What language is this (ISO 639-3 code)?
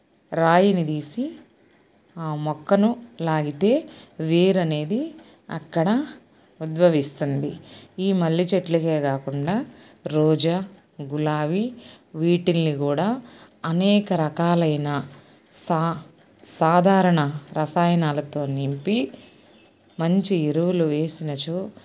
tel